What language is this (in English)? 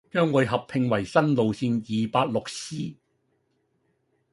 Cantonese